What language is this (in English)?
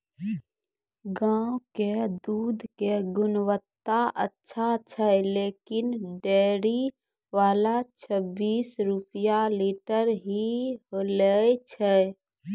Maithili